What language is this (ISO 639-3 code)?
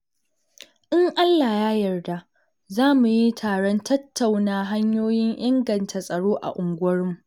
hau